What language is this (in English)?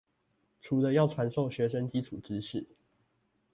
Chinese